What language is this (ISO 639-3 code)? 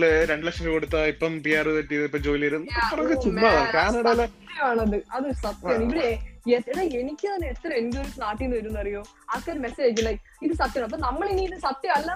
mal